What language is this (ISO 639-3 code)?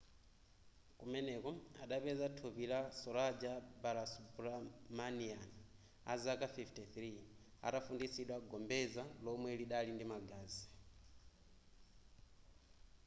nya